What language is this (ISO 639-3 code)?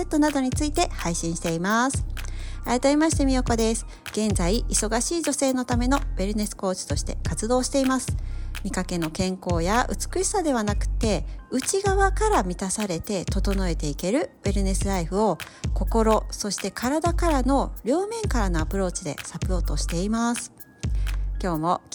jpn